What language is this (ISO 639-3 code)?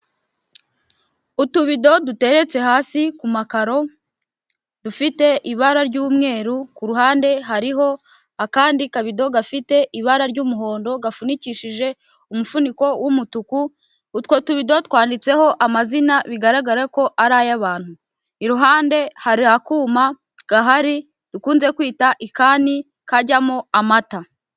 kin